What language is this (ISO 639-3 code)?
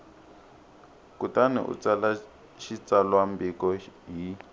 tso